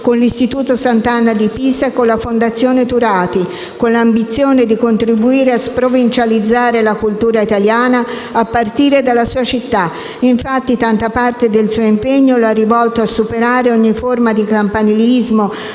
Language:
Italian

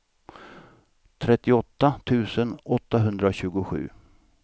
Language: Swedish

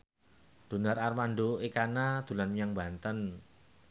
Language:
Javanese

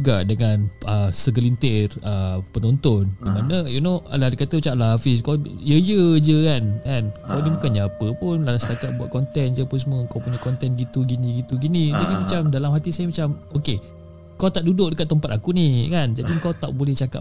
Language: Malay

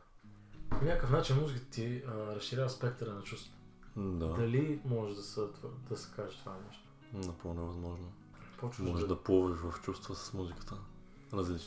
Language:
Bulgarian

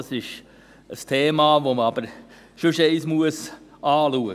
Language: Swiss German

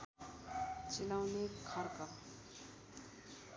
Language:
Nepali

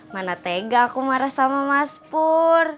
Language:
Indonesian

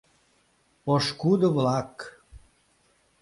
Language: Mari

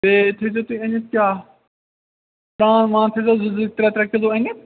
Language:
Kashmiri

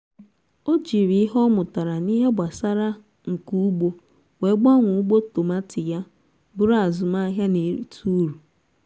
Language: Igbo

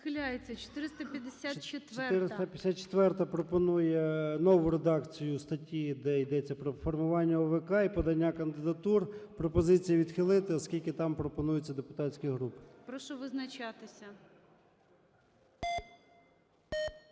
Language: Ukrainian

